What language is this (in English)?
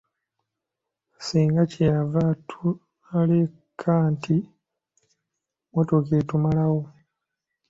Ganda